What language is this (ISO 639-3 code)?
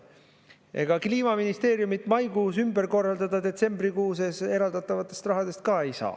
est